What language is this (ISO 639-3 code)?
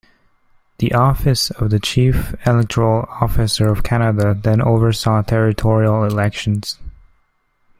eng